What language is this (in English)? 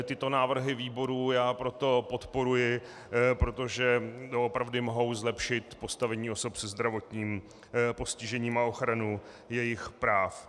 Czech